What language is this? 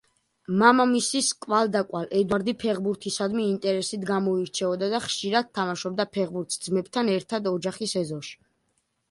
Georgian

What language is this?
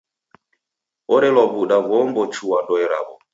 Taita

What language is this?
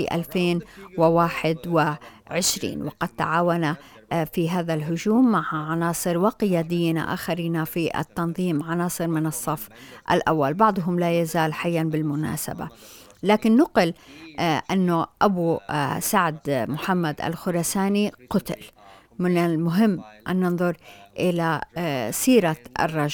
Arabic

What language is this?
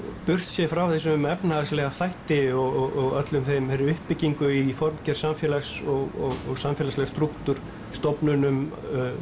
Icelandic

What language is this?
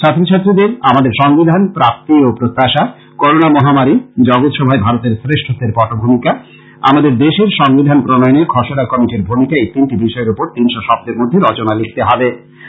Bangla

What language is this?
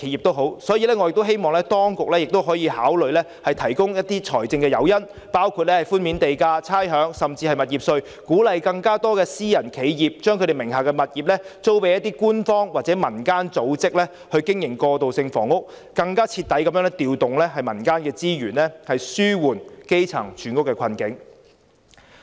Cantonese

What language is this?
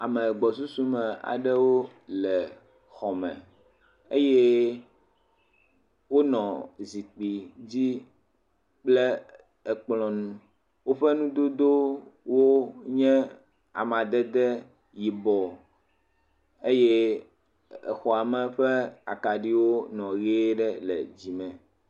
Ewe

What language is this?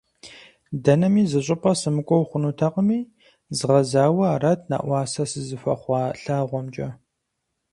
Kabardian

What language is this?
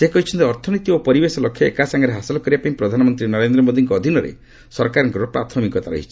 Odia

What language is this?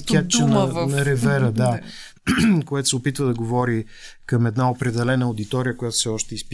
Bulgarian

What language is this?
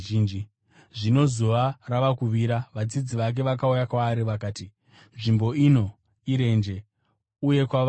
Shona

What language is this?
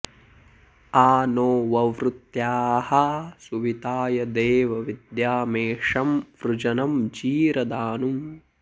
Sanskrit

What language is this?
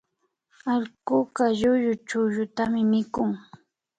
Imbabura Highland Quichua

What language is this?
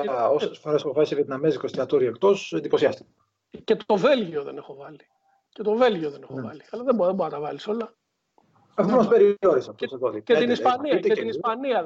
Greek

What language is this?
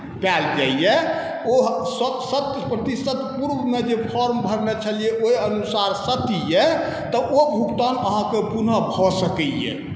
Maithili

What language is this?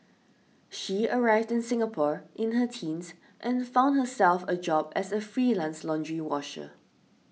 English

